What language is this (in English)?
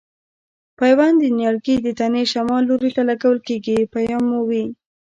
Pashto